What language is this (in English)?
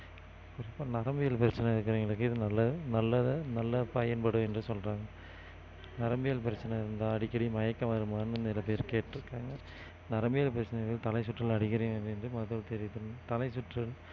Tamil